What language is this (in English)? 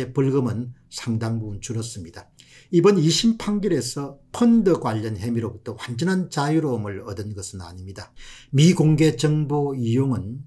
Korean